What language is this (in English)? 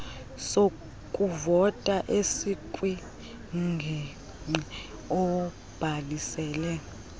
Xhosa